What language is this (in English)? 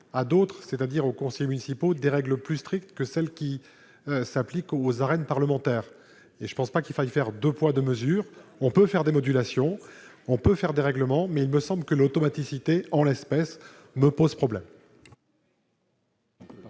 French